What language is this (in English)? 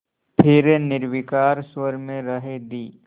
Hindi